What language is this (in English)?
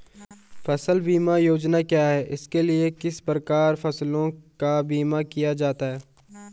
Hindi